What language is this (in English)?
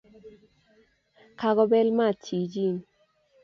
Kalenjin